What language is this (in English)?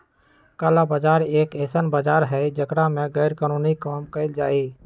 Magahi